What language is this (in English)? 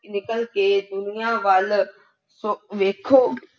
Punjabi